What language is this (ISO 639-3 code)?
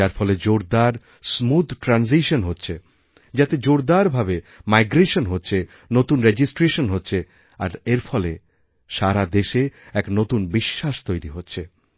ben